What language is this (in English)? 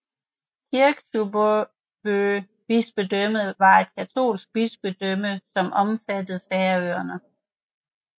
Danish